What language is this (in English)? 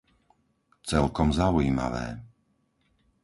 Slovak